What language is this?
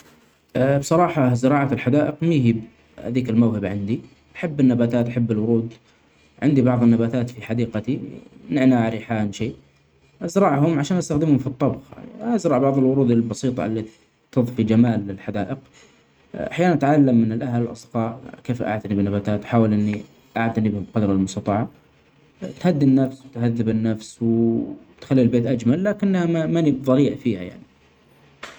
Omani Arabic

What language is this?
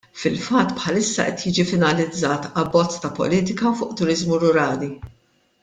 Maltese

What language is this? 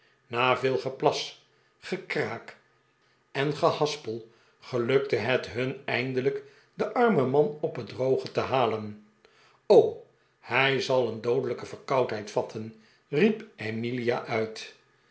Dutch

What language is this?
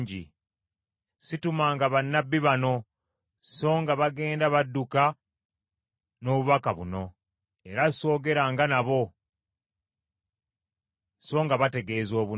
Ganda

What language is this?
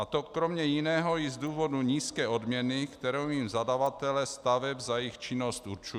Czech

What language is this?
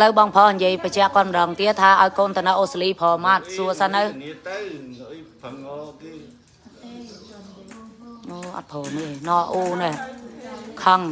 Vietnamese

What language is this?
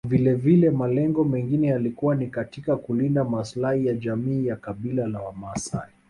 Swahili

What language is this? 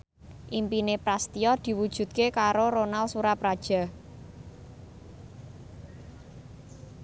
Javanese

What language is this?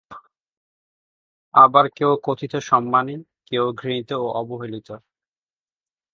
Bangla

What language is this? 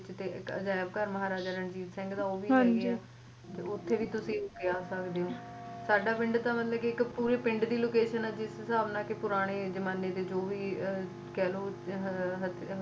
Punjabi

